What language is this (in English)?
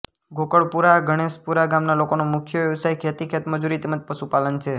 Gujarati